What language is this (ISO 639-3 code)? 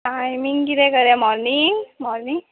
kok